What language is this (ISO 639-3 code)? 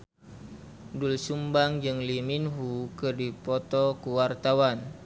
sun